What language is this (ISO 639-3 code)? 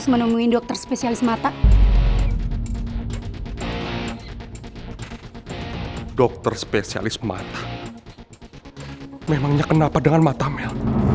ind